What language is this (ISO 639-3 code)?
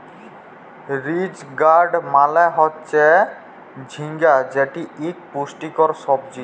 ben